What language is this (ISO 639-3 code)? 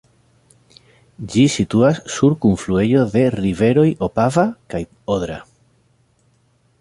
epo